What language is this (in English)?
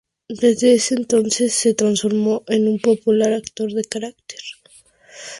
Spanish